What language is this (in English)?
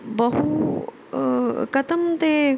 Sanskrit